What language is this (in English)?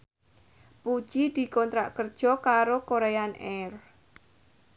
Javanese